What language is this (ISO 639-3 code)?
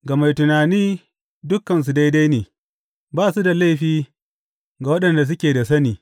hau